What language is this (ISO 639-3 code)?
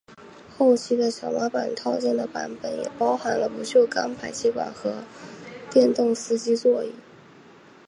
zho